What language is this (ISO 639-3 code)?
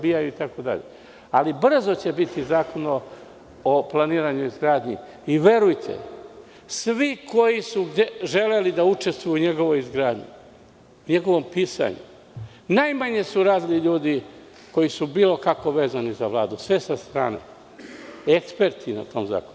srp